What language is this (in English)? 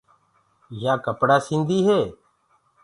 Gurgula